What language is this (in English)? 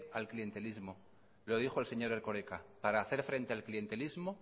Spanish